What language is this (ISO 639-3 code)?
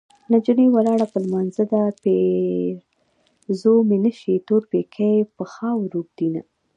pus